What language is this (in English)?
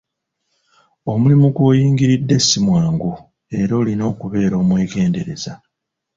Ganda